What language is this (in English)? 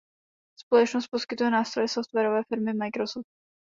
Czech